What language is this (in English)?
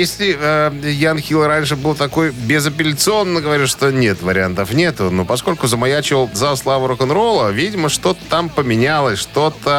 Russian